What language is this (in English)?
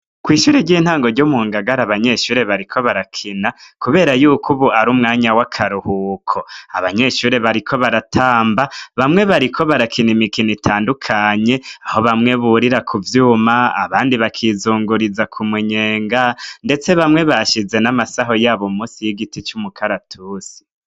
Rundi